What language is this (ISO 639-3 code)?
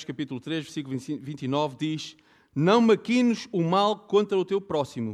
por